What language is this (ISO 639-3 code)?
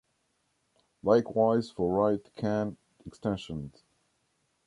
eng